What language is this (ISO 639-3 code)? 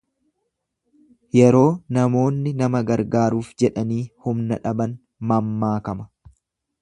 orm